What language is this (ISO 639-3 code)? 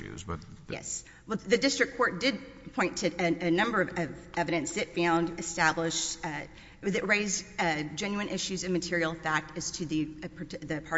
eng